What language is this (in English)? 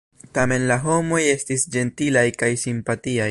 Esperanto